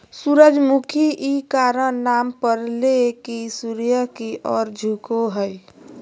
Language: Magahi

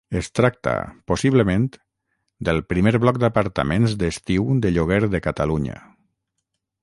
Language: Catalan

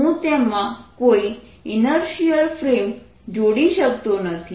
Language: Gujarati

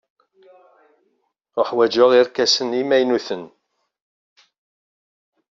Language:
Kabyle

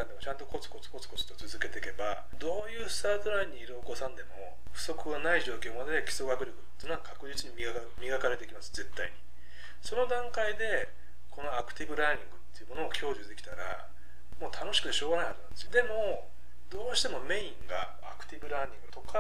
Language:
Japanese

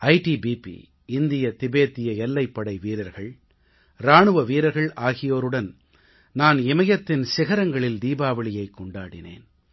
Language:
Tamil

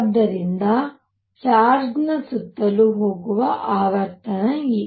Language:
Kannada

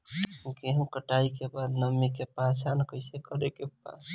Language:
Bhojpuri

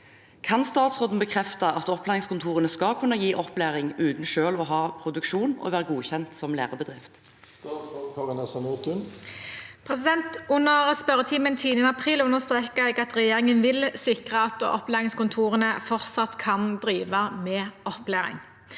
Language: Norwegian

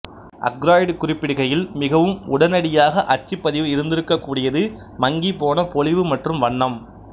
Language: Tamil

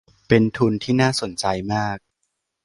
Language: Thai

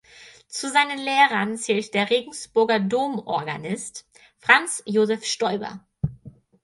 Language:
German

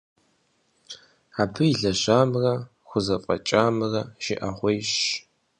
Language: Kabardian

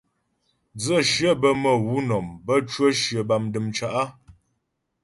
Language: Ghomala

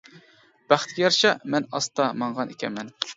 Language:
Uyghur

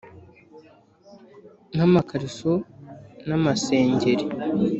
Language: Kinyarwanda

